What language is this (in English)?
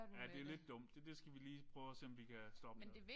Danish